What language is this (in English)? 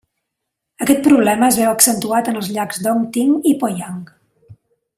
Catalan